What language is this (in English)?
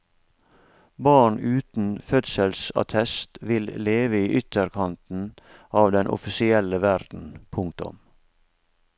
Norwegian